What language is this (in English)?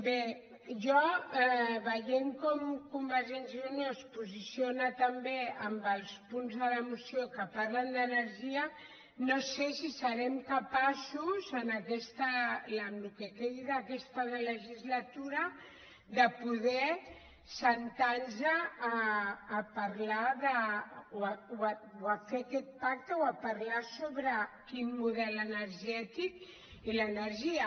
Catalan